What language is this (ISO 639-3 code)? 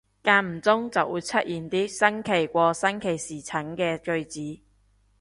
yue